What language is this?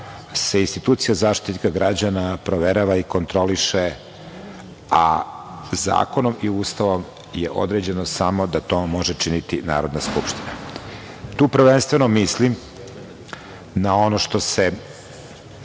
Serbian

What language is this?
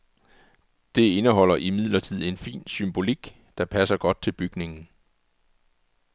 Danish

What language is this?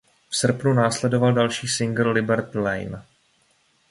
Czech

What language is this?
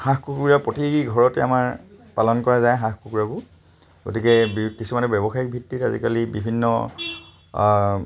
Assamese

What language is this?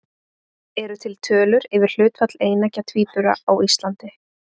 Icelandic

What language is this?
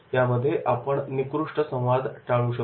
Marathi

